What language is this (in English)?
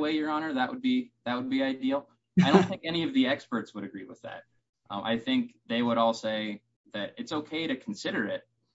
English